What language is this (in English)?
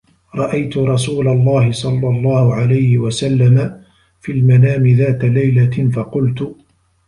Arabic